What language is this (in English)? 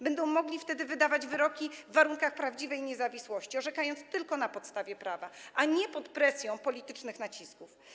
Polish